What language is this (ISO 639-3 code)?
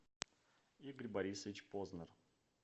rus